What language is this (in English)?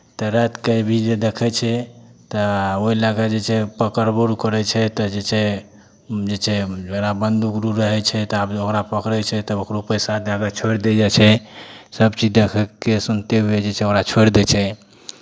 Maithili